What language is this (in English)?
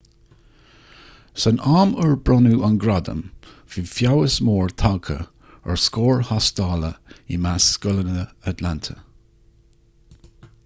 Irish